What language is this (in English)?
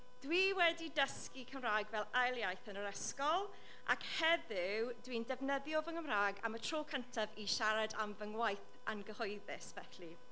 Welsh